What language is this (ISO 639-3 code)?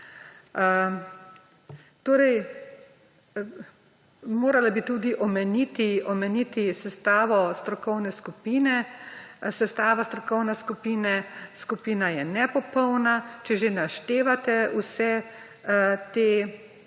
slv